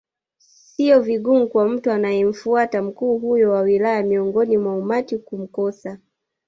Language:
Swahili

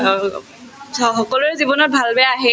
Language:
Assamese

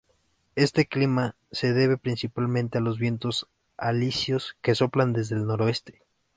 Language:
Spanish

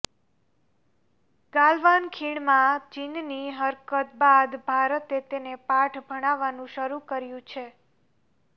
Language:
Gujarati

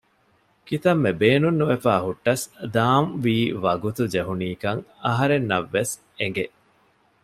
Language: Divehi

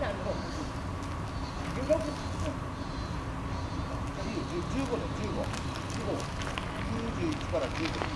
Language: Japanese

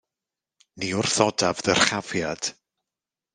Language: Welsh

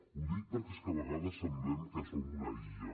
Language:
Catalan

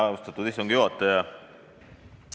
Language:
Estonian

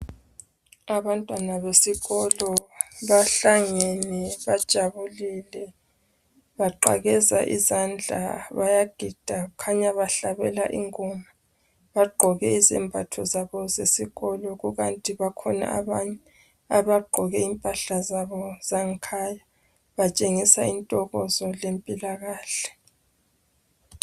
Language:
North Ndebele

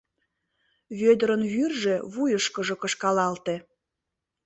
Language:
Mari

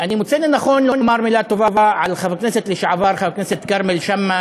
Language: Hebrew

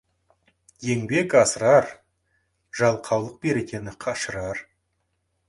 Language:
Kazakh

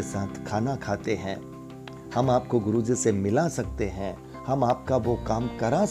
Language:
Hindi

